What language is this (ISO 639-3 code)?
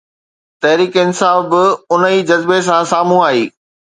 snd